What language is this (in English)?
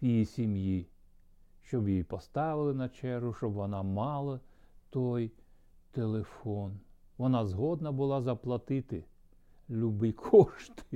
Ukrainian